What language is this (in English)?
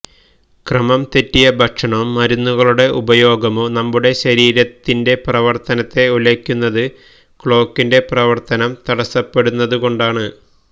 Malayalam